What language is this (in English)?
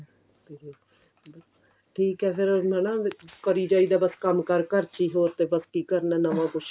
Punjabi